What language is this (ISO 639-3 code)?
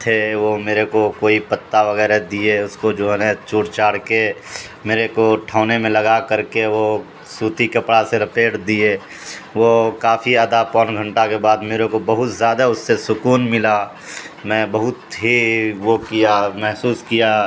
urd